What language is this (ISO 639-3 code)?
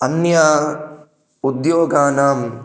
san